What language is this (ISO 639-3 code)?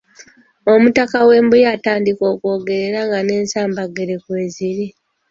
lug